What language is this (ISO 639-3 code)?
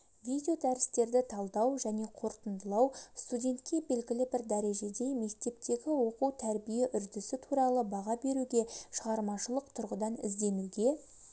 kaz